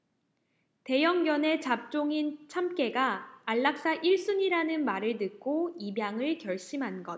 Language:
Korean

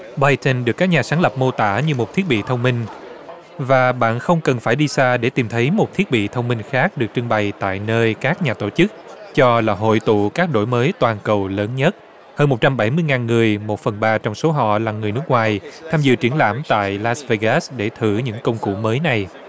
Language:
Vietnamese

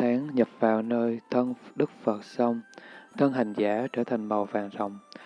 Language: Vietnamese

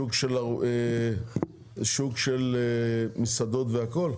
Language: Hebrew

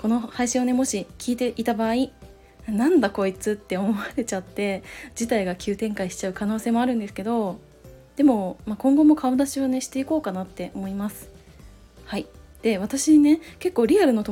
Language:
Japanese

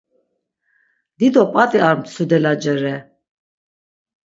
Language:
Laz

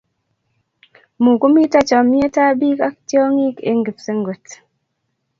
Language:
Kalenjin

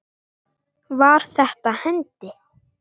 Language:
Icelandic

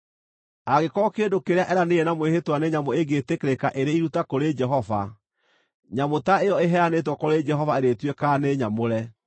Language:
Kikuyu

